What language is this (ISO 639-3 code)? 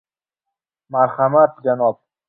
uzb